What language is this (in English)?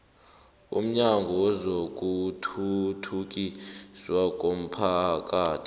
South Ndebele